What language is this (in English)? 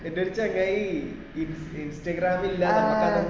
Malayalam